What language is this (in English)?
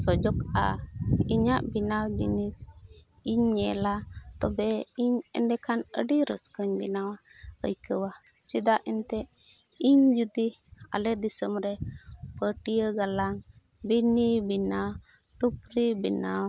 Santali